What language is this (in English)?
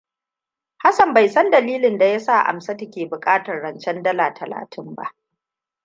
Hausa